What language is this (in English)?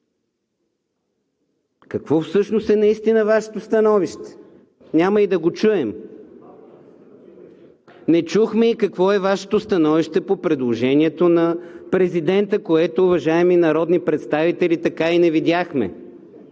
Bulgarian